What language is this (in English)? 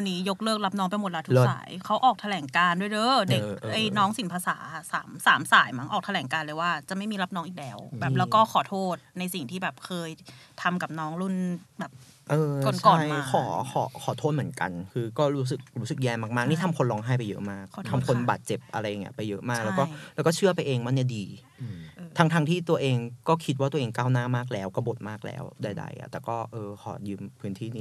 Thai